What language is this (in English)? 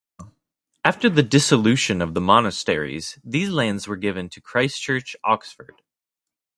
English